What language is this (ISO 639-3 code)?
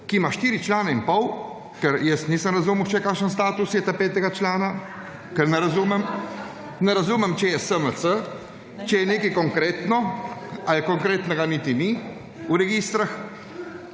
slv